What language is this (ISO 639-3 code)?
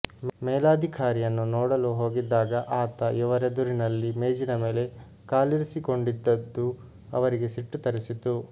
kan